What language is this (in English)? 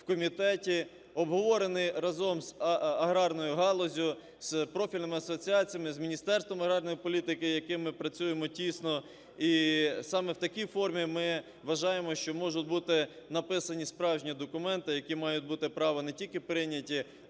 Ukrainian